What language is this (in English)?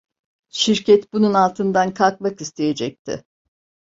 Turkish